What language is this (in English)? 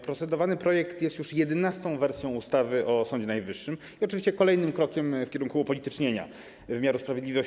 Polish